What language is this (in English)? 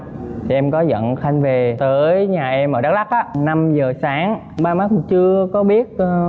Vietnamese